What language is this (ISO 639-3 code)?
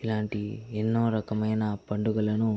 tel